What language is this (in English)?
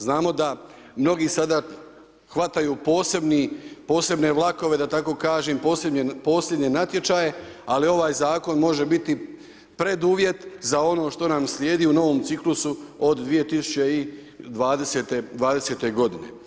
Croatian